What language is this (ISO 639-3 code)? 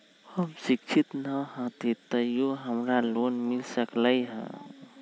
mag